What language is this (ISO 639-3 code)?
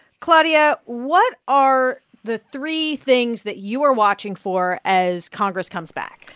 eng